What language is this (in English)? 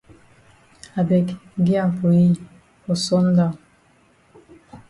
Cameroon Pidgin